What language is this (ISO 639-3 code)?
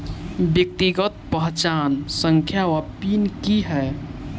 mai